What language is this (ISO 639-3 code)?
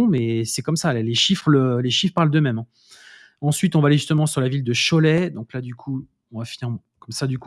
fra